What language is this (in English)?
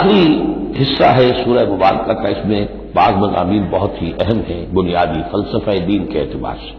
Arabic